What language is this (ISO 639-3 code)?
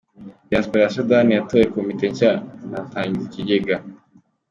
kin